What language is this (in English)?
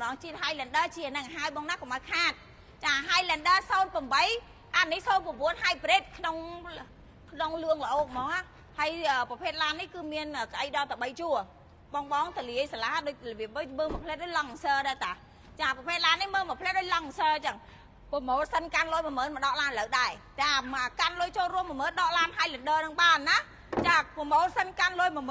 Thai